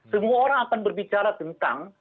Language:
Indonesian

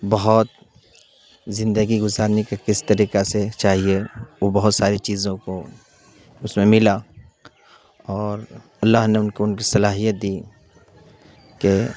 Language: Urdu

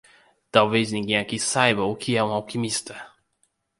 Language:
Portuguese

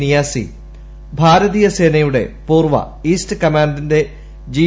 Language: Malayalam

